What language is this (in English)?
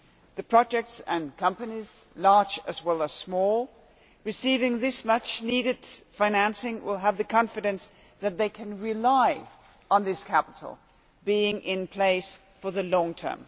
English